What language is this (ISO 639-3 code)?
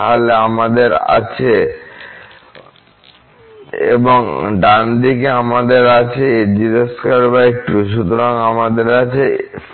ben